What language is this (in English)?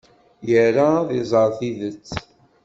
Kabyle